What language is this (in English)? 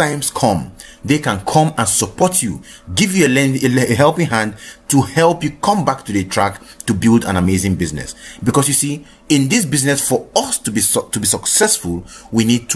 English